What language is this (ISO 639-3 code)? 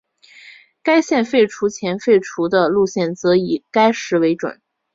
zho